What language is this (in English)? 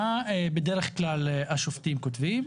Hebrew